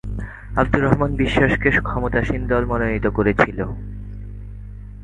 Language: Bangla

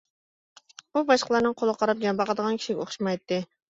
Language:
Uyghur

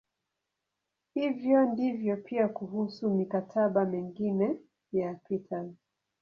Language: Swahili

